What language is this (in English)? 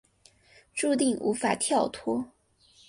Chinese